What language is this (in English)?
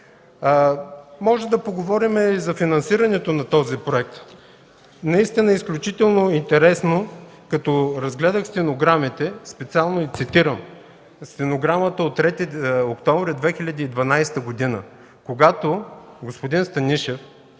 Bulgarian